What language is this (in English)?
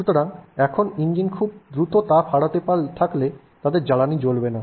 Bangla